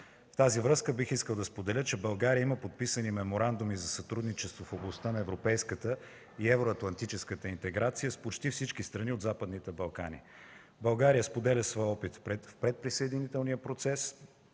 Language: Bulgarian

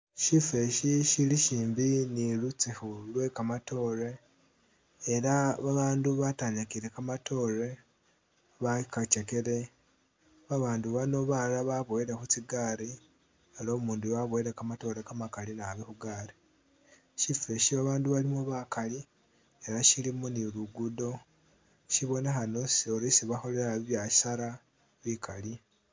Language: Masaaba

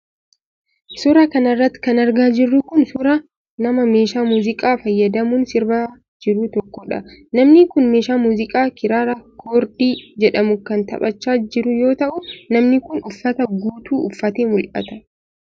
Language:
Oromo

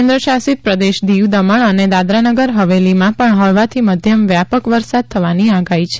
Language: Gujarati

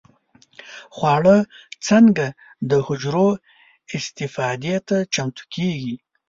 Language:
Pashto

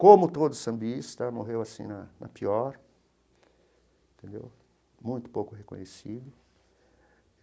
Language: Portuguese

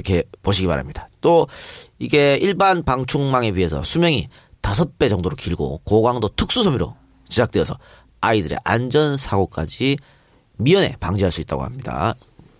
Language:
Korean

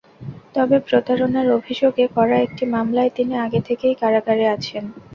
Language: Bangla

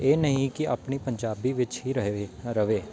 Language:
Punjabi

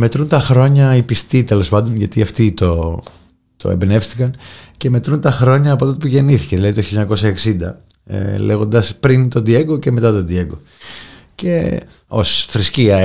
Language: Greek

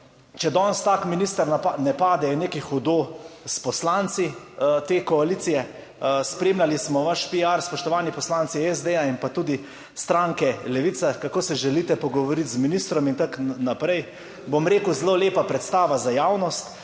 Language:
Slovenian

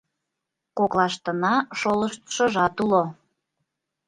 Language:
Mari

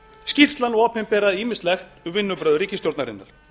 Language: Icelandic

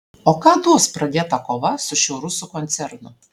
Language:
Lithuanian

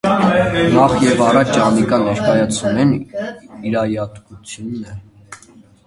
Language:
Armenian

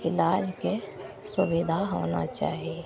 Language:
Maithili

